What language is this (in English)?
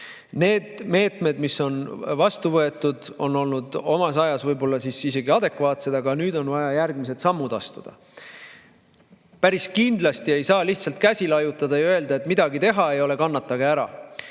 Estonian